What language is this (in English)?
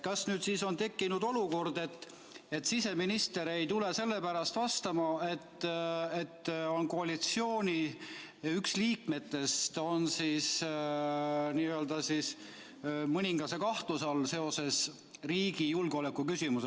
Estonian